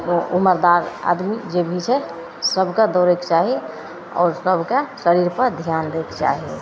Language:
Maithili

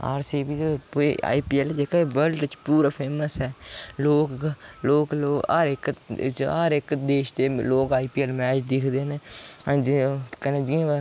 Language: Dogri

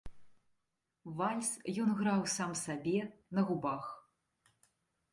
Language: Belarusian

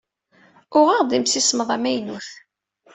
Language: Kabyle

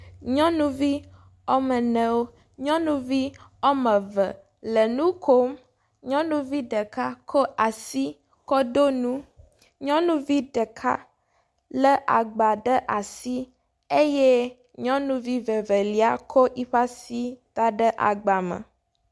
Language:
Ewe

